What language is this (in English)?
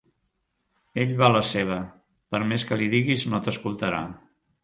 Catalan